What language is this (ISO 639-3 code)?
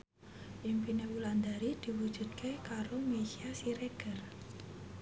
jav